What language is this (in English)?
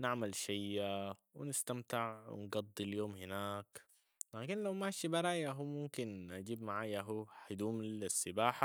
Sudanese Arabic